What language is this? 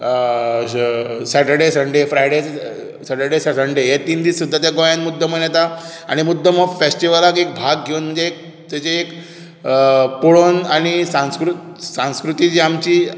Konkani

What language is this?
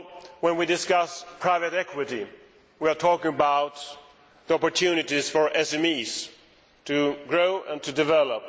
English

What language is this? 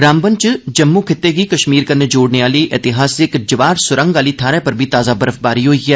Dogri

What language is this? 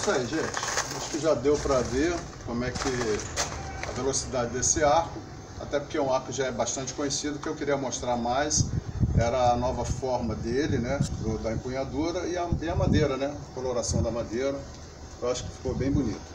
Portuguese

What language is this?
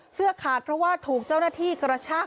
Thai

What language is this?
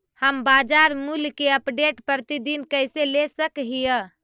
Magahi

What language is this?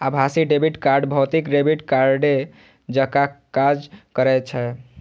Maithili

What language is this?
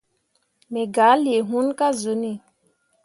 Mundang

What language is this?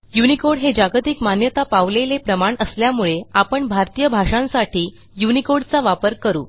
Marathi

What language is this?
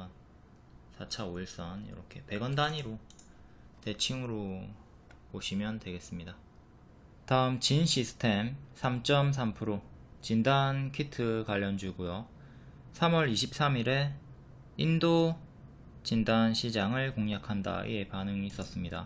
Korean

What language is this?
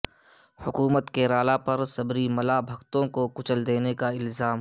Urdu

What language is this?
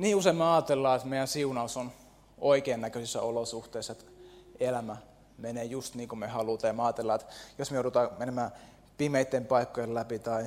Finnish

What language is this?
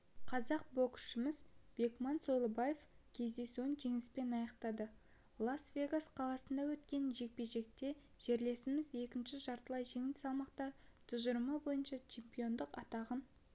Kazakh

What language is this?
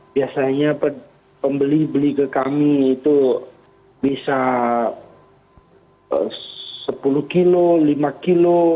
Indonesian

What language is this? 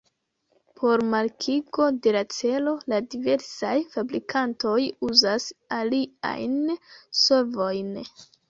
Esperanto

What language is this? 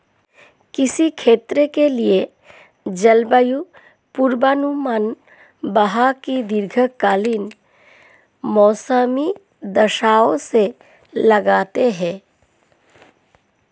Hindi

